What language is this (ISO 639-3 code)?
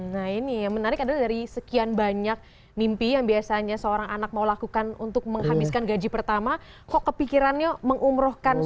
ind